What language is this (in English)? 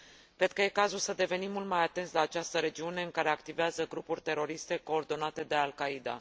Romanian